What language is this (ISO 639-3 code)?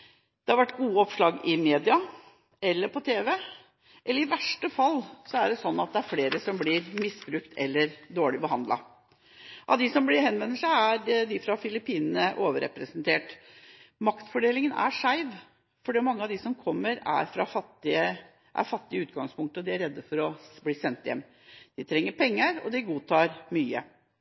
nob